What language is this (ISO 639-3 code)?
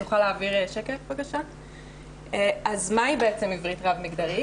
heb